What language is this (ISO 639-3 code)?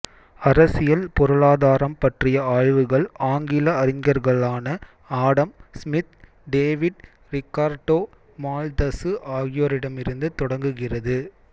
tam